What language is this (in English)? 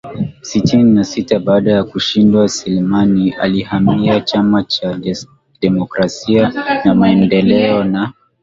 Swahili